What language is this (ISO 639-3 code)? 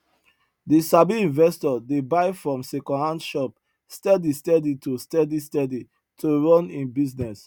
pcm